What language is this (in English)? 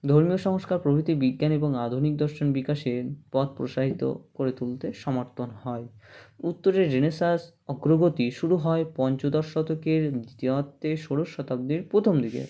Bangla